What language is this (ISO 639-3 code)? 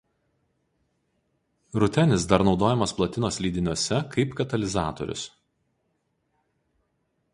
lit